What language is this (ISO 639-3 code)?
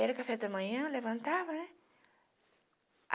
por